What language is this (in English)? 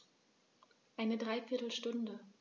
German